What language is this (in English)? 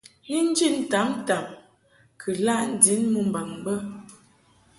Mungaka